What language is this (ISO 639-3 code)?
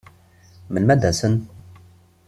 kab